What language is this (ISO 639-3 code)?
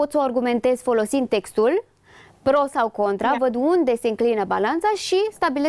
ron